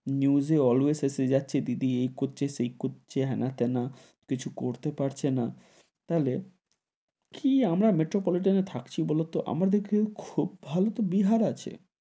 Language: Bangla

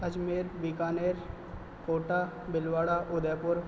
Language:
Sindhi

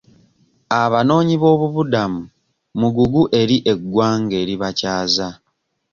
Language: Ganda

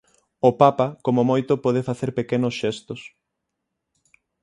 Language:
Galician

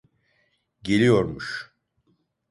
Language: Turkish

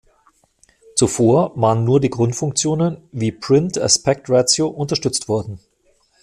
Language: German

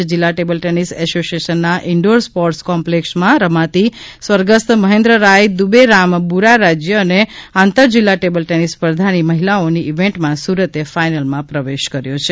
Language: Gujarati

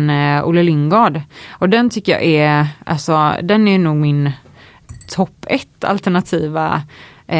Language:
Swedish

